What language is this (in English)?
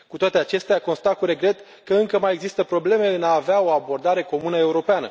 Romanian